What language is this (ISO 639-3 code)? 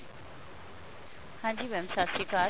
pan